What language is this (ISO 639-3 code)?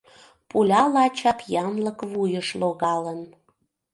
chm